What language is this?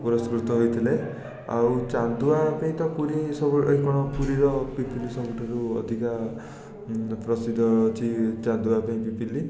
Odia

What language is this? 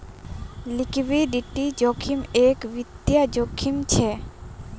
Magahi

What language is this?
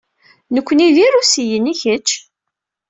Kabyle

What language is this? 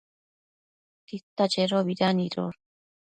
Matsés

